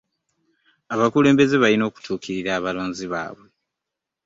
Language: Ganda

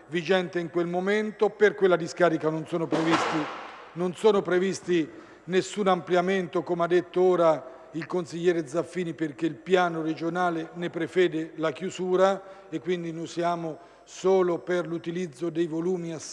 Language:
Italian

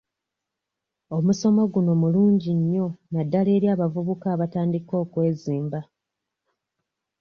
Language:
Ganda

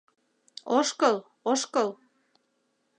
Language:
Mari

